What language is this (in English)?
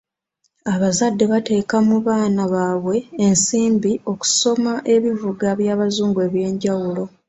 Ganda